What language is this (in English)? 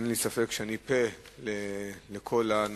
Hebrew